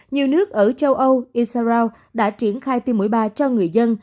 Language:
Vietnamese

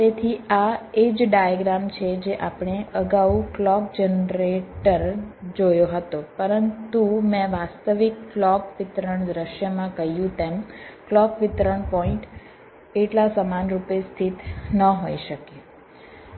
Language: Gujarati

